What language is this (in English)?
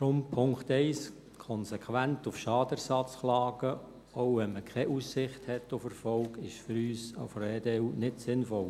Swiss German